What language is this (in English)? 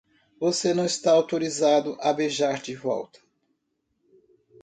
Portuguese